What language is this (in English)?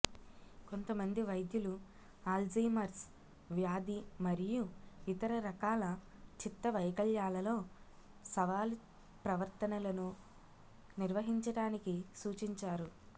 Telugu